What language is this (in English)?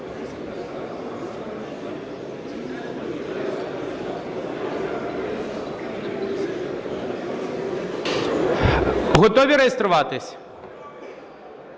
Ukrainian